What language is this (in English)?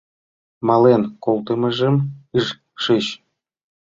Mari